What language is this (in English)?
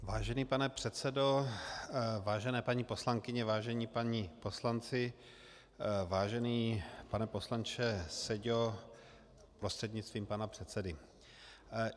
Czech